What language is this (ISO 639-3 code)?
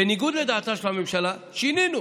heb